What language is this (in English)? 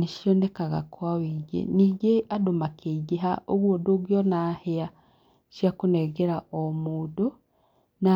Kikuyu